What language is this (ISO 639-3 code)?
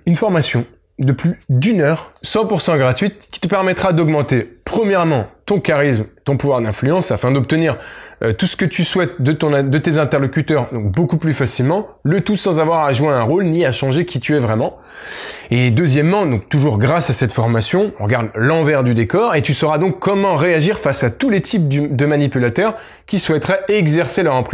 fra